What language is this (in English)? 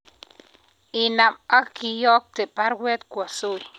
Kalenjin